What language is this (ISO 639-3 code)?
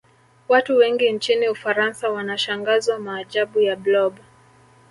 swa